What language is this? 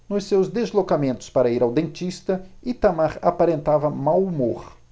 Portuguese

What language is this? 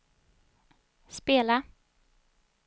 Swedish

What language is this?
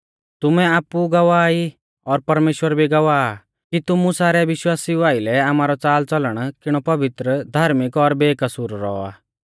Mahasu Pahari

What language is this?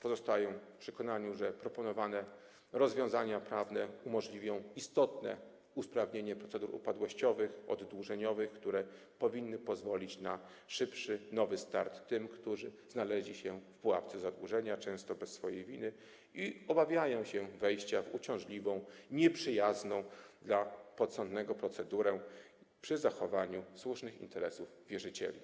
Polish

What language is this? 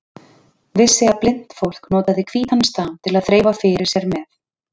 Icelandic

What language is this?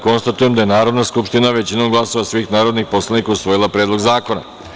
Serbian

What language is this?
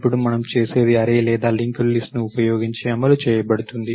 Telugu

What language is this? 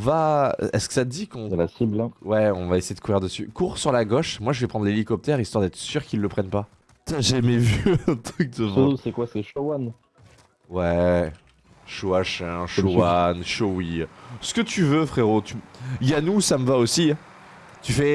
French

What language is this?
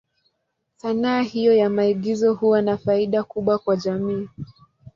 Swahili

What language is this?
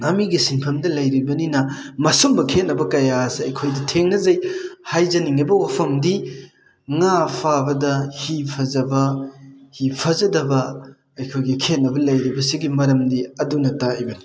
Manipuri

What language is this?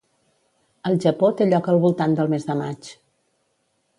Catalan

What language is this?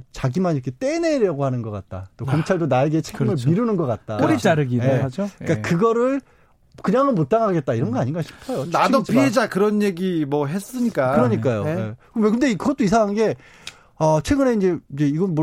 Korean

